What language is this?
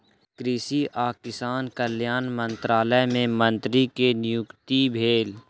Maithili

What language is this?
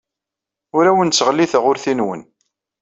Kabyle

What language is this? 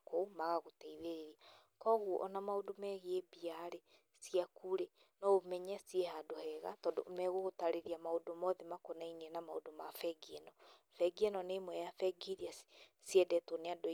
Kikuyu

